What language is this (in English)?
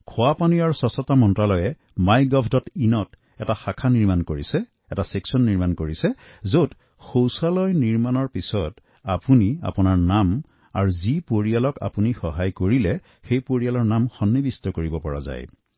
Assamese